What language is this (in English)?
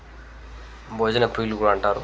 Telugu